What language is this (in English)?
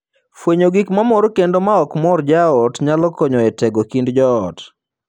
Luo (Kenya and Tanzania)